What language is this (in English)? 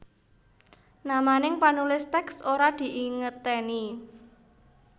Javanese